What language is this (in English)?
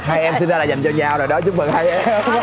Vietnamese